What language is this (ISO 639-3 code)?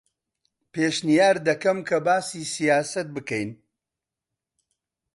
ckb